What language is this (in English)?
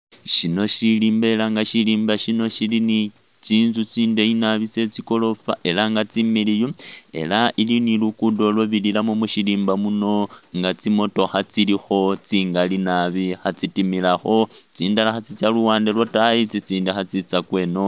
Masaaba